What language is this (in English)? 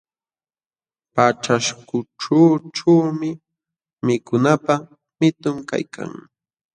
Jauja Wanca Quechua